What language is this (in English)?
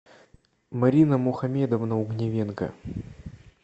Russian